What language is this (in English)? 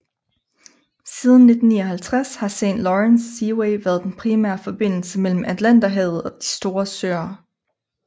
Danish